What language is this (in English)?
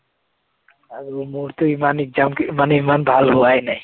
Assamese